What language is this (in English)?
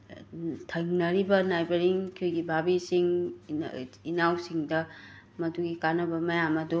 Manipuri